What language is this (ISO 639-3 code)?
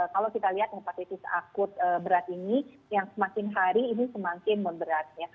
ind